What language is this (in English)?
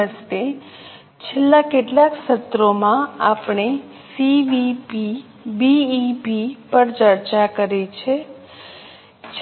Gujarati